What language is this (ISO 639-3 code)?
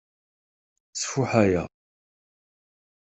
kab